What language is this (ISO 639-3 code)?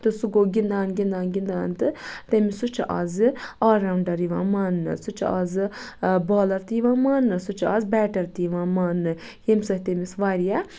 kas